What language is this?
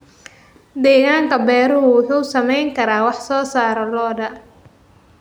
Somali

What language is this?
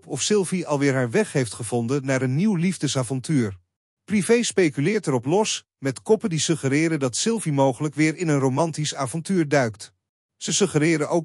Dutch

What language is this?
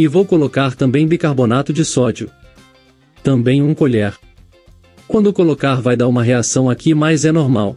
Portuguese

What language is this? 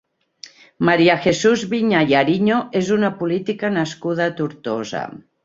Catalan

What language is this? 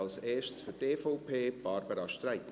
Swiss German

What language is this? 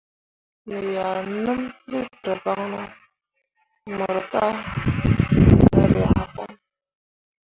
Mundang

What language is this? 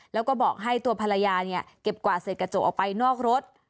Thai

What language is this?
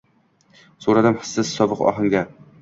Uzbek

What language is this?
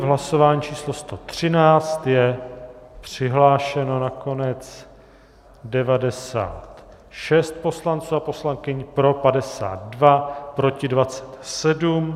Czech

